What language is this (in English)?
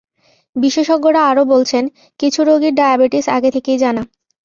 Bangla